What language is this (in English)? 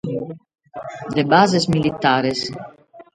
Sardinian